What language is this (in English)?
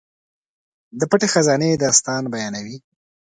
Pashto